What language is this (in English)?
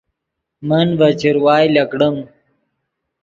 Yidgha